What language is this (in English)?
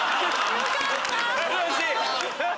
Japanese